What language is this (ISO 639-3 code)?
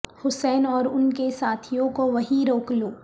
urd